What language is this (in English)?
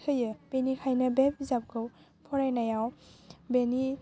Bodo